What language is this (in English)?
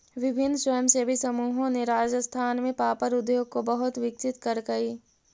Magahi